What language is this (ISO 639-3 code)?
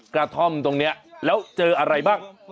tha